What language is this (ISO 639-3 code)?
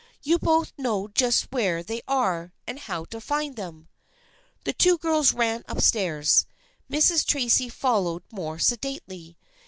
eng